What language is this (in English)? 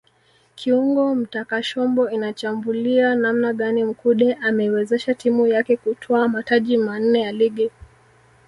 Swahili